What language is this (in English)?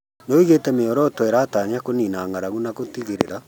Kikuyu